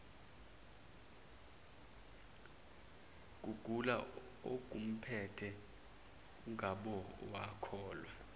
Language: Zulu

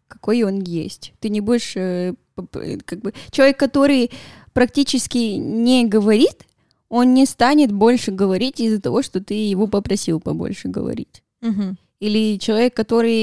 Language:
Russian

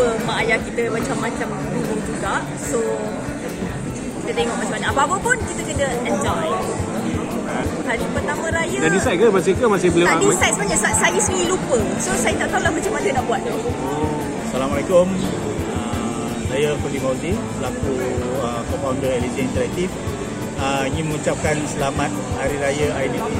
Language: Malay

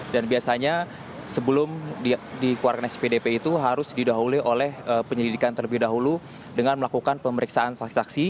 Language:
Indonesian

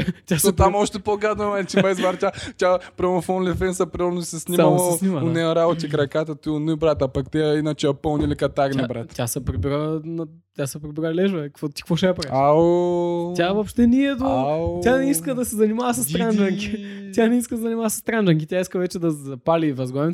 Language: Bulgarian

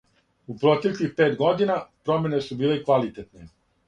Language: Serbian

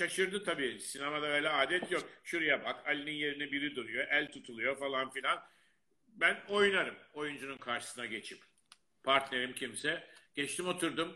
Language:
Turkish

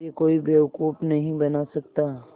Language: Hindi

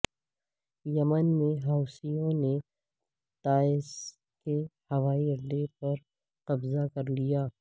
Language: Urdu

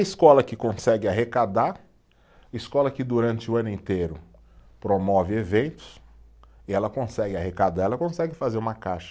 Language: Portuguese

